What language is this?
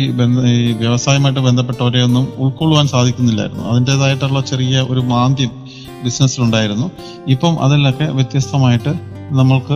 Malayalam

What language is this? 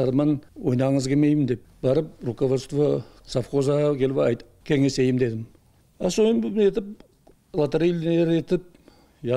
Turkish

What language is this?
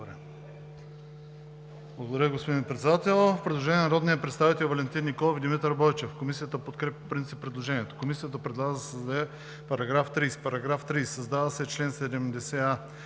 Bulgarian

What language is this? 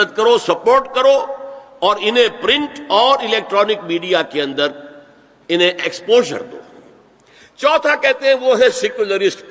Urdu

